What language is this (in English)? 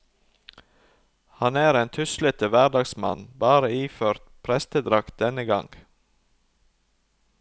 Norwegian